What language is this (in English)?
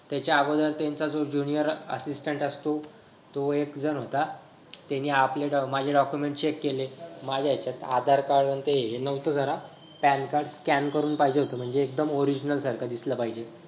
Marathi